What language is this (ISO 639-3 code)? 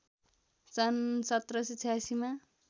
nep